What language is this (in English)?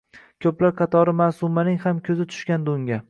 Uzbek